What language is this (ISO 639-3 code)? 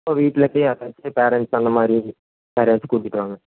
tam